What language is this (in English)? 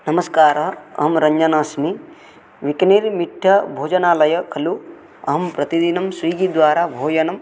Sanskrit